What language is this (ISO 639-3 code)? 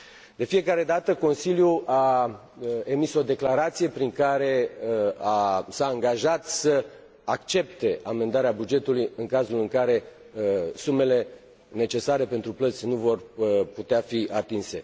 ron